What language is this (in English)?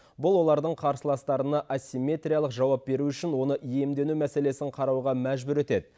Kazakh